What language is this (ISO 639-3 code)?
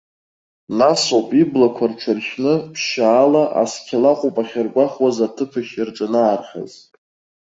abk